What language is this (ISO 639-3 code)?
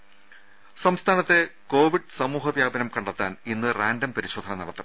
mal